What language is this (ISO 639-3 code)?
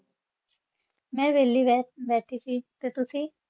pan